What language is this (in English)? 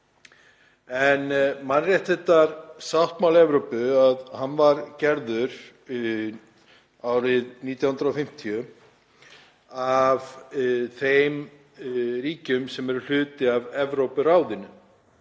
Icelandic